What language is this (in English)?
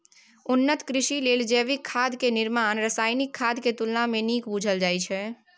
Maithili